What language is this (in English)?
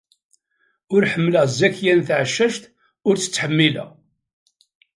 Kabyle